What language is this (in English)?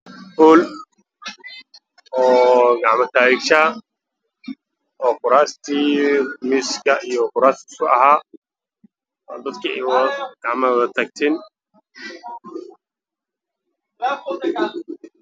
Somali